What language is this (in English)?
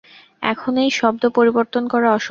Bangla